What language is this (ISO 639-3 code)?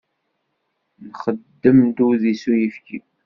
kab